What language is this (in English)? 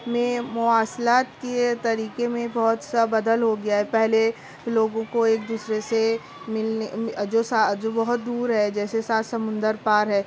Urdu